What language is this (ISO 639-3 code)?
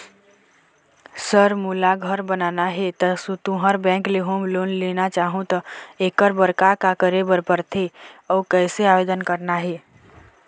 hne